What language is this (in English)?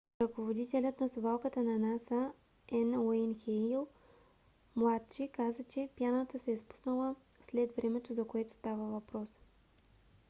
Bulgarian